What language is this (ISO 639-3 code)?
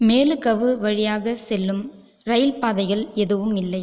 tam